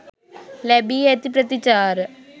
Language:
Sinhala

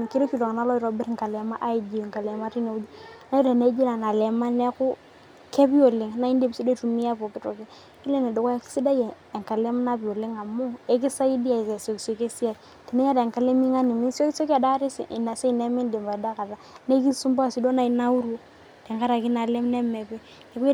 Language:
Masai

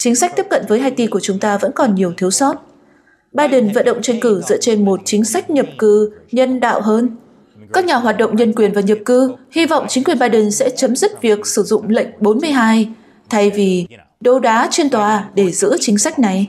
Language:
Vietnamese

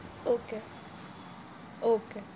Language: Gujarati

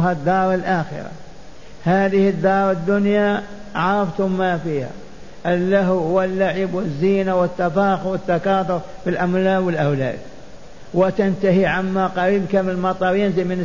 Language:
Arabic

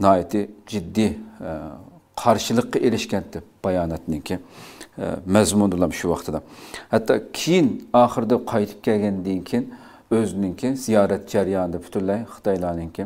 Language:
Turkish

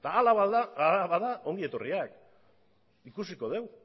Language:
Basque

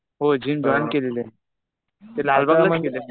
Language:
Marathi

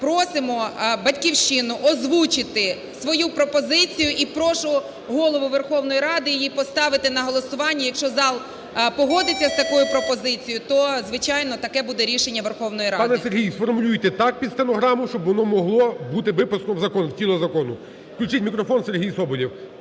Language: Ukrainian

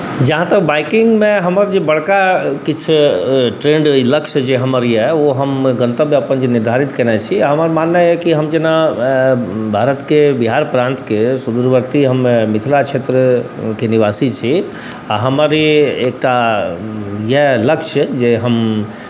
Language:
Maithili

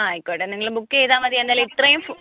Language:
Malayalam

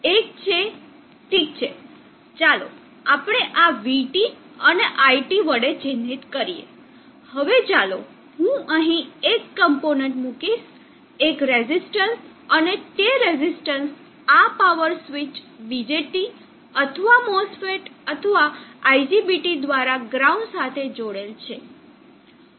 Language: Gujarati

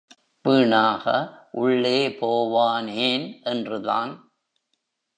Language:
Tamil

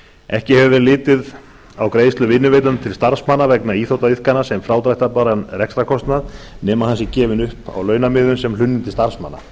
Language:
Icelandic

